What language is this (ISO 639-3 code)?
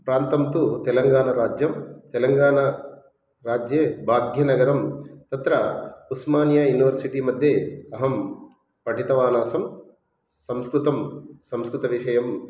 san